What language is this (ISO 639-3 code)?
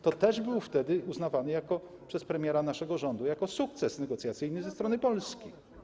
pol